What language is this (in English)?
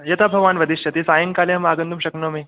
Sanskrit